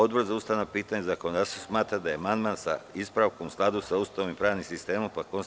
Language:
Serbian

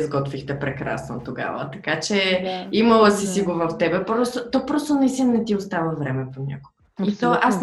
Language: Bulgarian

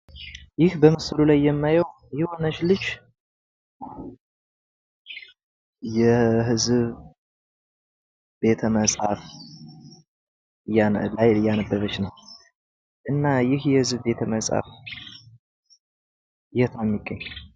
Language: Amharic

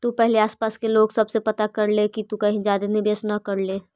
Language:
Magahi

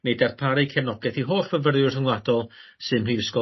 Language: Welsh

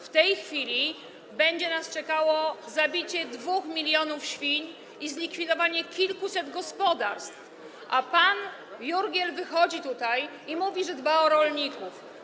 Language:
Polish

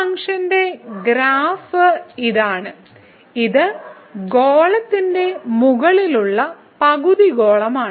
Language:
Malayalam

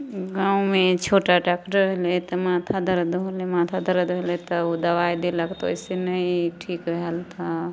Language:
Maithili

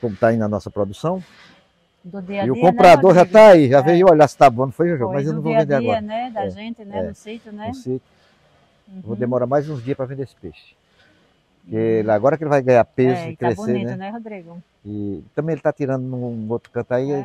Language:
Portuguese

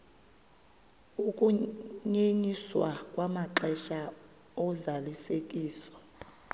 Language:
Xhosa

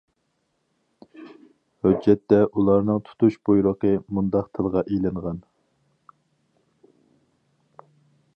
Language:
Uyghur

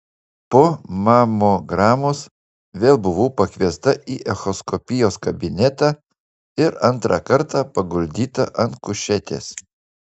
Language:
Lithuanian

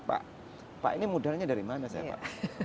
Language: Indonesian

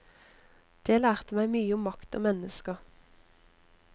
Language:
Norwegian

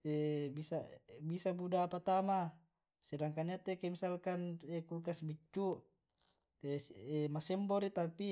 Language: Tae'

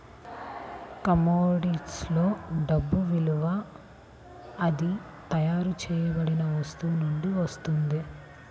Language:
Telugu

